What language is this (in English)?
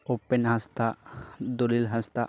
Santali